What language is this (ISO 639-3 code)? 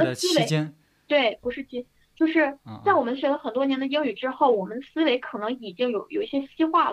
zho